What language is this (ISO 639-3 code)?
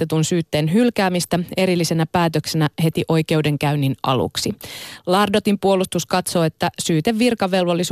fin